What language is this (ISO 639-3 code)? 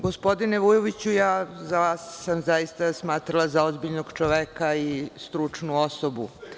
srp